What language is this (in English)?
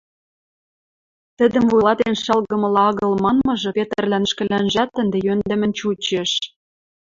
Western Mari